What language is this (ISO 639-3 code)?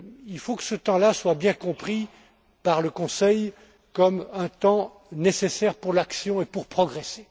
fra